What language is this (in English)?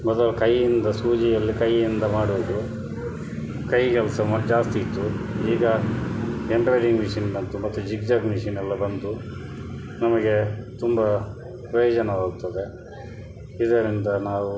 Kannada